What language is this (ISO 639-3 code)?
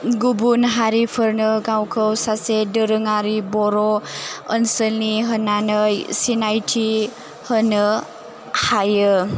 brx